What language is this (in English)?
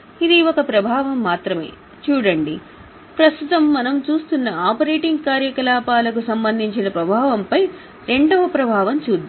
Telugu